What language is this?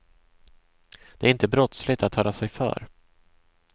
Swedish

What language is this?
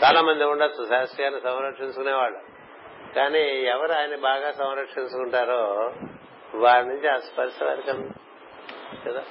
Telugu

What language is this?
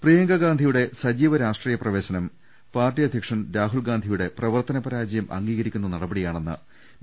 Malayalam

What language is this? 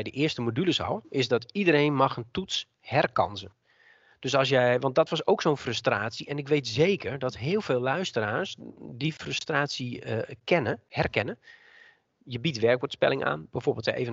Dutch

